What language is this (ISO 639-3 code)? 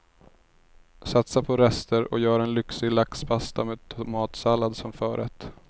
swe